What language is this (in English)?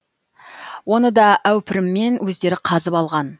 Kazakh